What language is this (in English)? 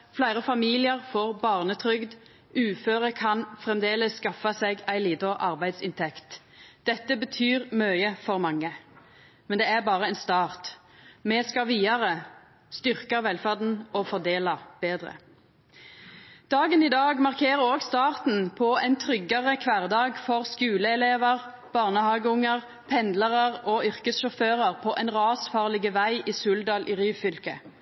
Norwegian Nynorsk